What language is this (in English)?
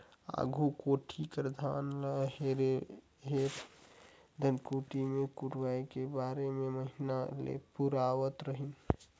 Chhattisgarhi